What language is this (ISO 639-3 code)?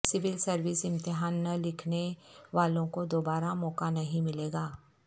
urd